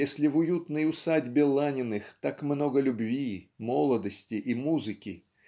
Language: Russian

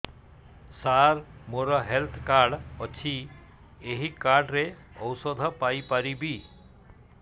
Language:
Odia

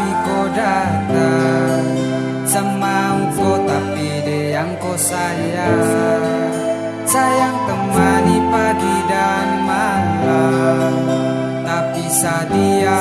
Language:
Indonesian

